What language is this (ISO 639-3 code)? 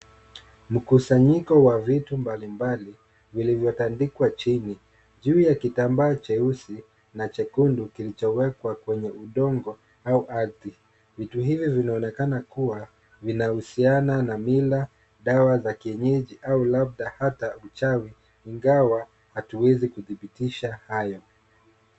swa